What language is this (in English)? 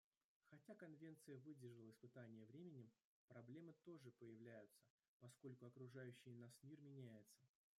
Russian